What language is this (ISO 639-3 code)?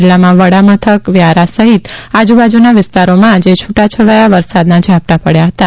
guj